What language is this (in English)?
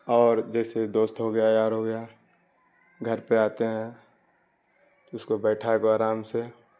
Urdu